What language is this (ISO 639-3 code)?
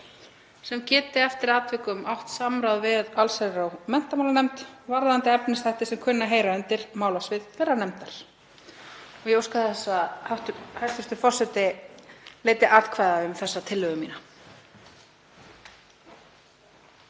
isl